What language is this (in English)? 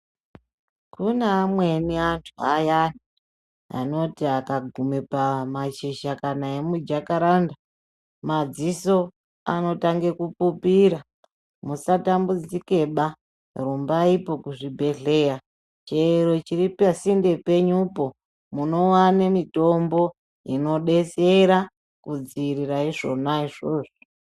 Ndau